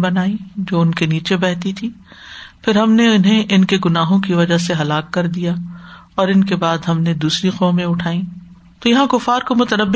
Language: Urdu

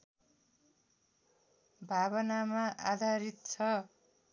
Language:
Nepali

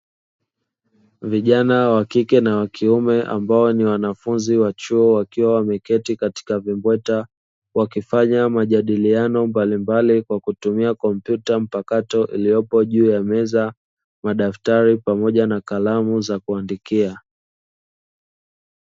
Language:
Swahili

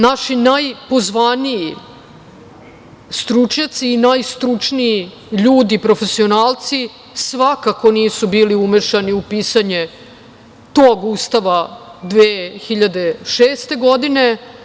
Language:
Serbian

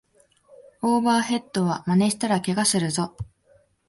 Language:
Japanese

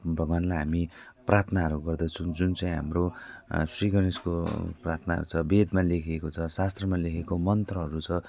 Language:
Nepali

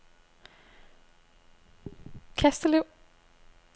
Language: Danish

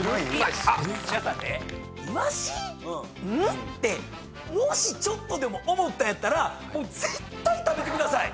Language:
Japanese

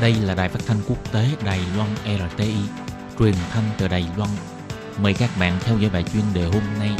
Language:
Vietnamese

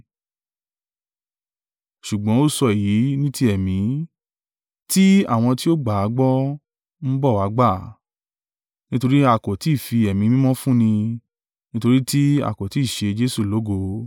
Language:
Yoruba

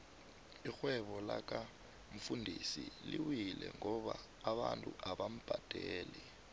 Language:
South Ndebele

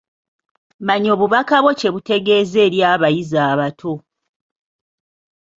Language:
Ganda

